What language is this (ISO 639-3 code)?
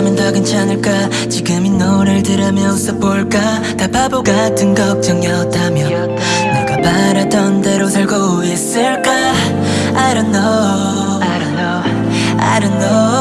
kor